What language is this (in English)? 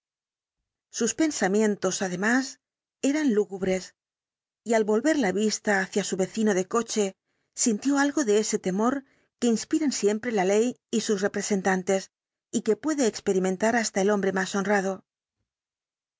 Spanish